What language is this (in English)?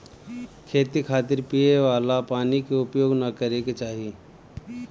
Bhojpuri